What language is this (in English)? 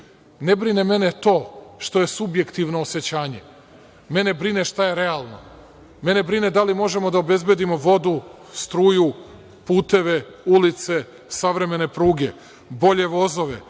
Serbian